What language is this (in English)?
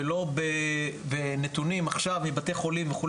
Hebrew